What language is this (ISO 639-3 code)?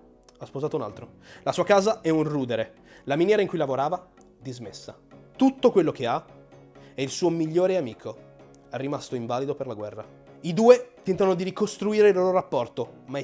ita